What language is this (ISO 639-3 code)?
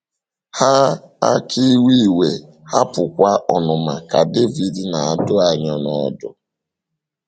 ibo